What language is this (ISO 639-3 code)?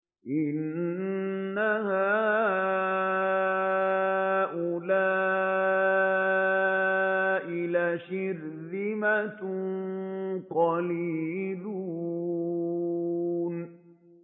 ara